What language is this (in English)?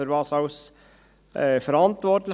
Swiss German